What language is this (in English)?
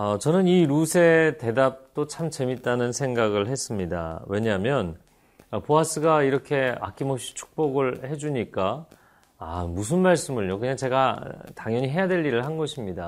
Korean